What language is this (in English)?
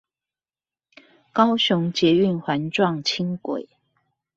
Chinese